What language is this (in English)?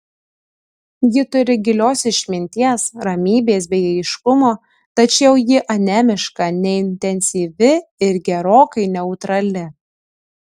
Lithuanian